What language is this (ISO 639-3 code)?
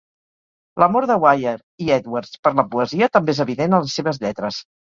cat